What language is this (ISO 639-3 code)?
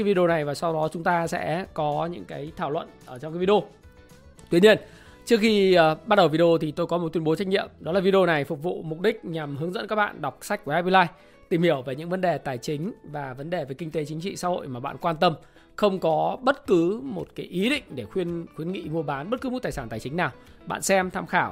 vie